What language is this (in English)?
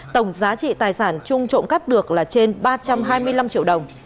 Vietnamese